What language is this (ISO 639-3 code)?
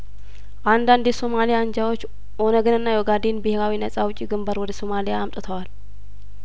amh